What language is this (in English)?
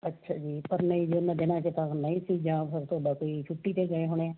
Punjabi